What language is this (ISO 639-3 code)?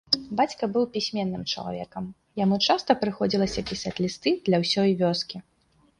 bel